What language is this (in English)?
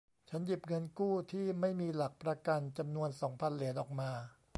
Thai